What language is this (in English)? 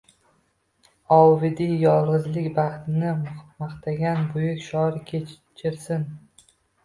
Uzbek